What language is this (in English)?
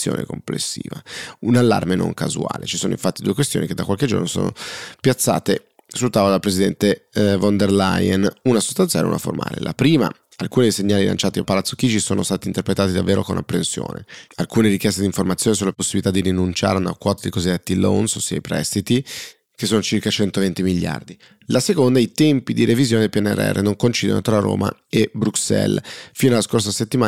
Italian